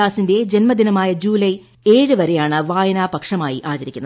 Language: Malayalam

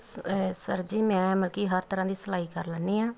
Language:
Punjabi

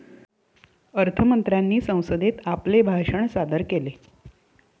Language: Marathi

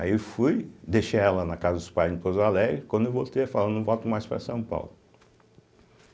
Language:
Portuguese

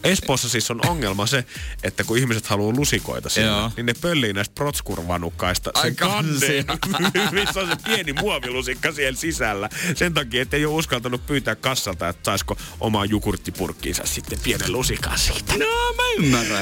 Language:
Finnish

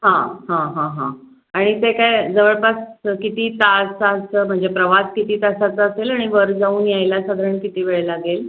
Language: Marathi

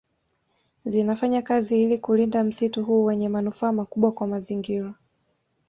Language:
Swahili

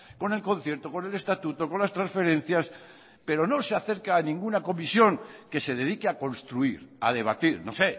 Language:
Spanish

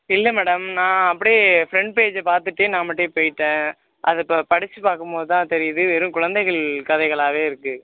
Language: Tamil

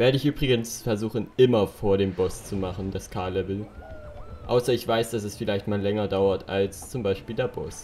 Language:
German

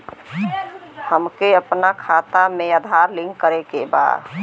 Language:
Bhojpuri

